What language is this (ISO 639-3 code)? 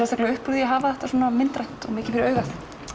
isl